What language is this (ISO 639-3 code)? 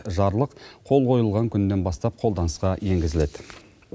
kaz